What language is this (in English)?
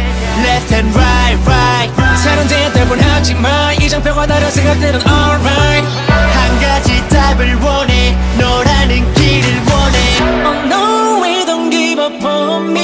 Korean